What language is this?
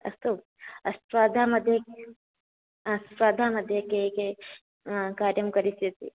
Sanskrit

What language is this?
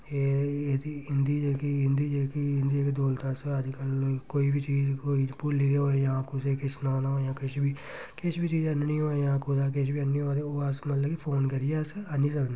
Dogri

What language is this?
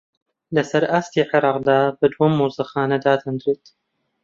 Central Kurdish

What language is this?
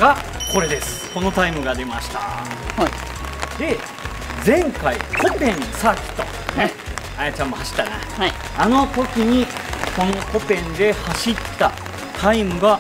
Japanese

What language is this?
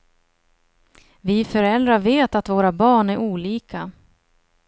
Swedish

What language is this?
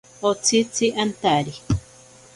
Ashéninka Perené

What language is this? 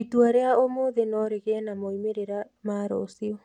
Kikuyu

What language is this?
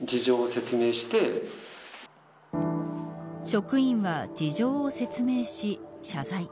Japanese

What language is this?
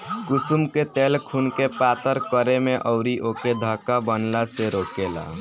Bhojpuri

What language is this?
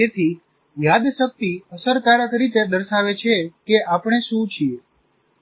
Gujarati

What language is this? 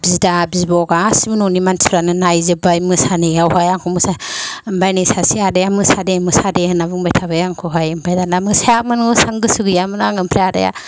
Bodo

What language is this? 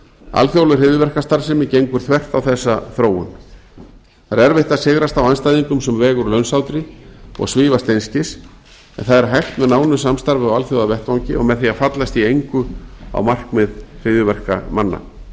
Icelandic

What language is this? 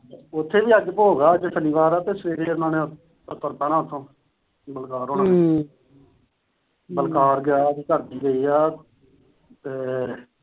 Punjabi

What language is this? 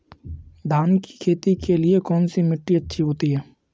Hindi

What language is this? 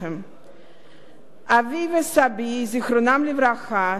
Hebrew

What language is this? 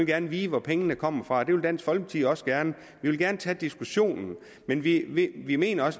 Danish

